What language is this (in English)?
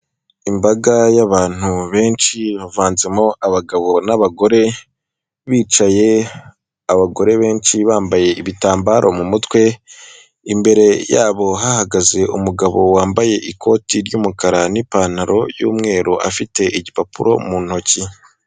Kinyarwanda